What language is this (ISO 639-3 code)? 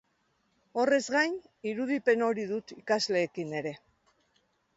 eus